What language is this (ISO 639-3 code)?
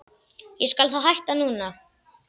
isl